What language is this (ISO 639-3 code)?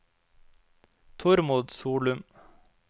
nor